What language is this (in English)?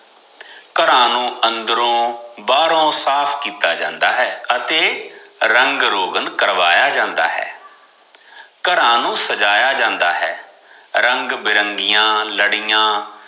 Punjabi